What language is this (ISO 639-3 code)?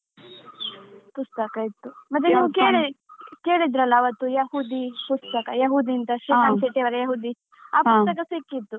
kan